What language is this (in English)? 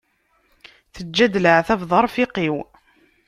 Kabyle